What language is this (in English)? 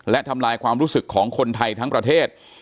Thai